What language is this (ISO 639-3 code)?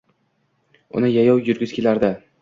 uzb